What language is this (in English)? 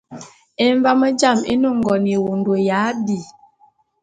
Bulu